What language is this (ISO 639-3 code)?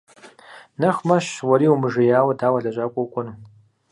kbd